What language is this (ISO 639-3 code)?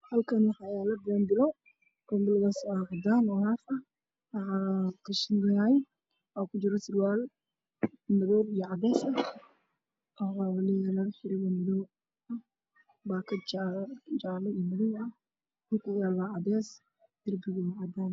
som